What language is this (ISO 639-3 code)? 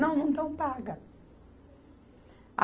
por